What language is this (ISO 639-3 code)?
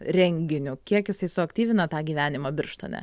lit